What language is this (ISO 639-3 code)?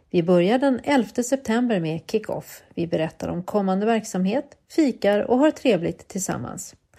swe